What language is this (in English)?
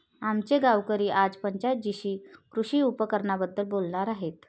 Marathi